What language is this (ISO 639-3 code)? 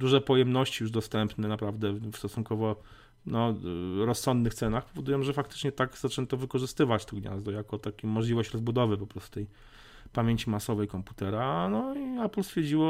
pol